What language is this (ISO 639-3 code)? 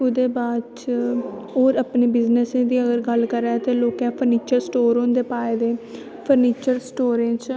doi